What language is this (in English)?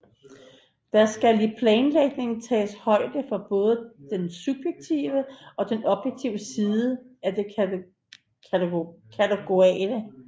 Danish